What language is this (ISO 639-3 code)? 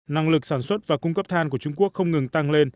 vie